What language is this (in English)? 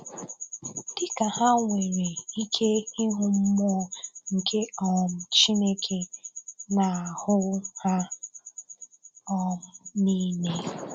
Igbo